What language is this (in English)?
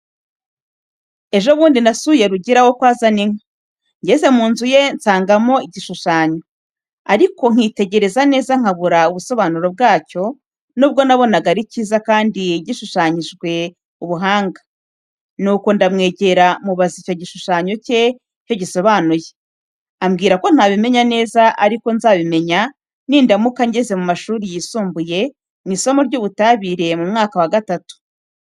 Kinyarwanda